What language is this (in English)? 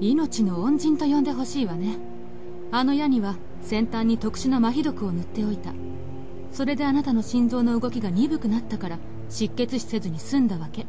Japanese